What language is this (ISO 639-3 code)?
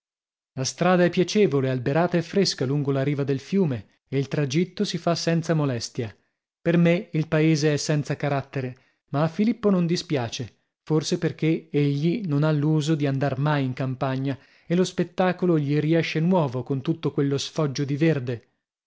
ita